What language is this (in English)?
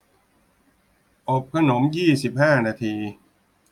Thai